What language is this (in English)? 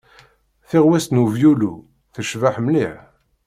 Kabyle